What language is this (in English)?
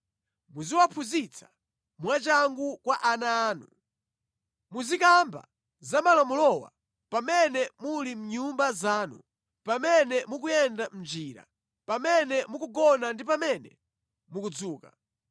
Nyanja